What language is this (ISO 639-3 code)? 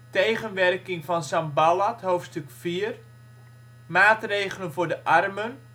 nld